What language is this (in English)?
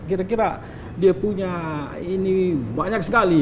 Indonesian